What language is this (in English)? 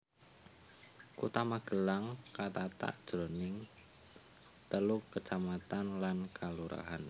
Javanese